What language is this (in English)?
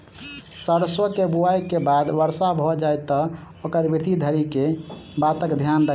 Maithili